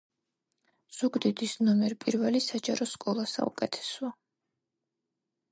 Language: Georgian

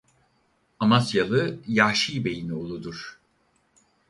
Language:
Turkish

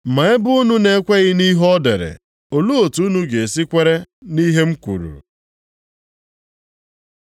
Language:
Igbo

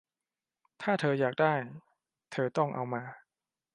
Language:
Thai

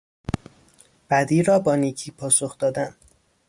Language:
Persian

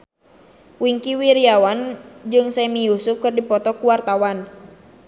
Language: Sundanese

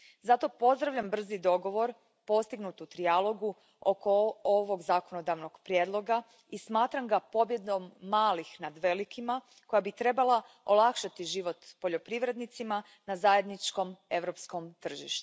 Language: Croatian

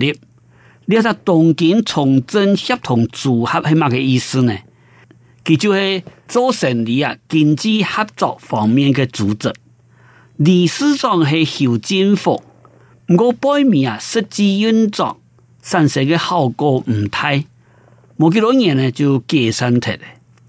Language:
Chinese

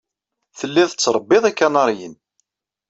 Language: Kabyle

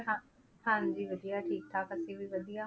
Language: Punjabi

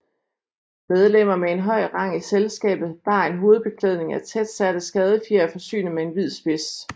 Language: Danish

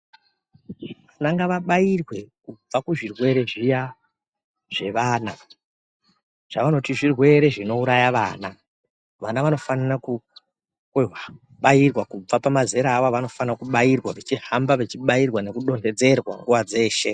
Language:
Ndau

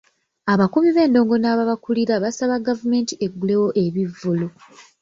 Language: Ganda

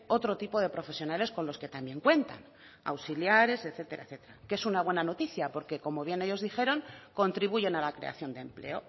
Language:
Spanish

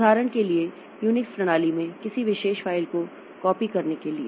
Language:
Hindi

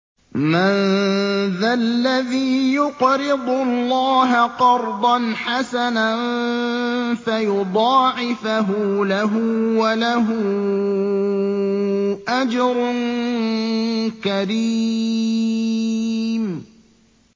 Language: Arabic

